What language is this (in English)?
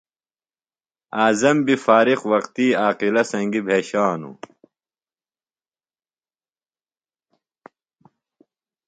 Phalura